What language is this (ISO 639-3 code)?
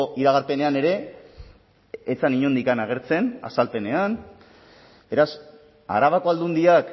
eus